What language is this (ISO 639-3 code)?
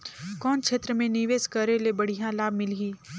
hne